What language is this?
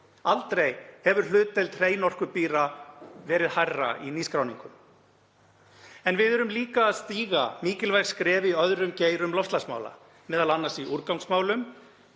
Icelandic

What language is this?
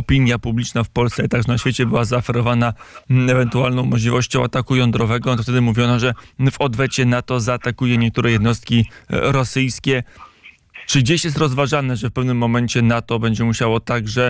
Polish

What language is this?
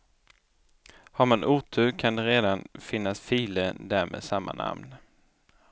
Swedish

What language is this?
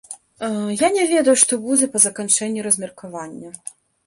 Belarusian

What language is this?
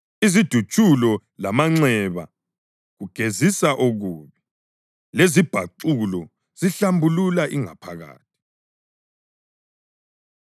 North Ndebele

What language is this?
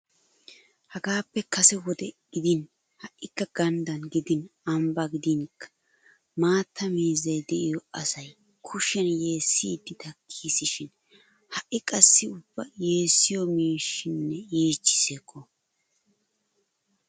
Wolaytta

